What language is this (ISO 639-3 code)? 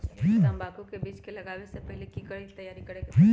mag